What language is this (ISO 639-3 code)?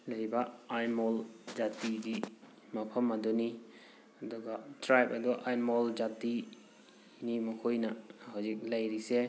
mni